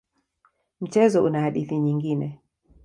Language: Swahili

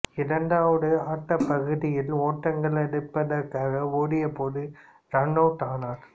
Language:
Tamil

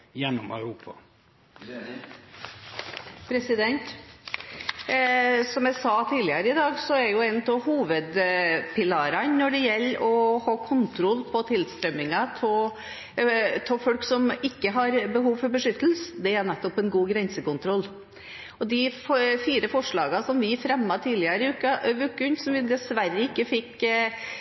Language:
Norwegian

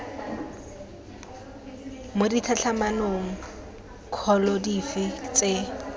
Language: Tswana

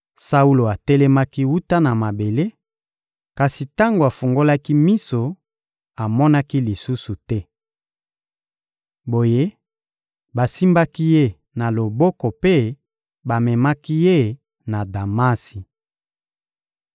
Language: Lingala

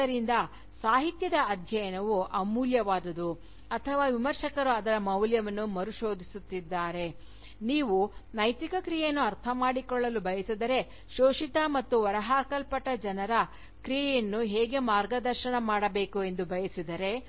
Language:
Kannada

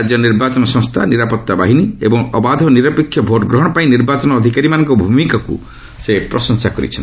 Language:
Odia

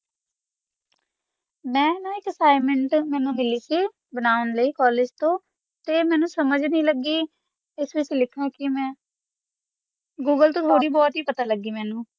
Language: Punjabi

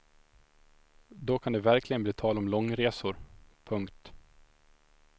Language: Swedish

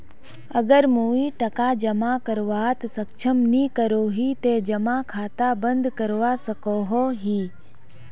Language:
Magahi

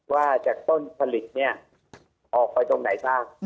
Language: Thai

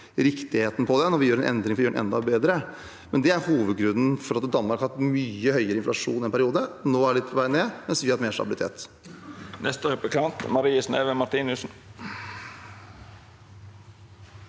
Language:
Norwegian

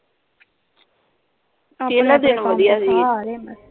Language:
Punjabi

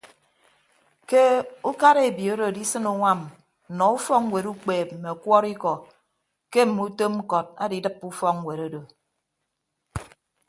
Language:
Ibibio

